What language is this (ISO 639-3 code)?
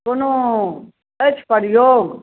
mai